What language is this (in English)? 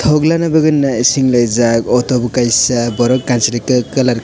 Kok Borok